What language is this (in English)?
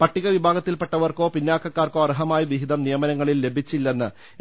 Malayalam